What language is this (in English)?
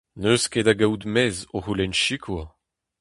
Breton